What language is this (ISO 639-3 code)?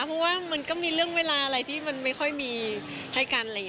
tha